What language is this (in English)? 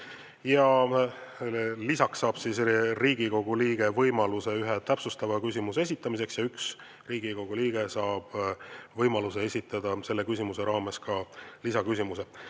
Estonian